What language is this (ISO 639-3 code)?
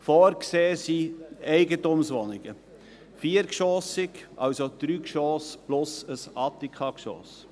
gsw